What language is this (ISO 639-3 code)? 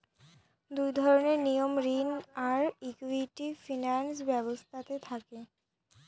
ben